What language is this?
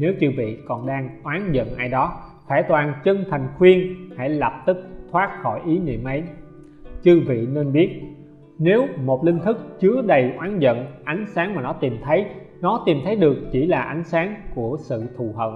Vietnamese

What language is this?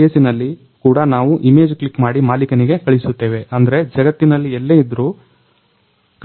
Kannada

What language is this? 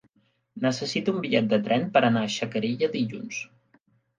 Catalan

